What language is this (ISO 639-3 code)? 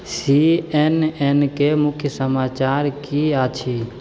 mai